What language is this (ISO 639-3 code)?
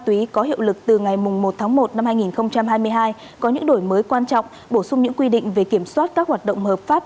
vie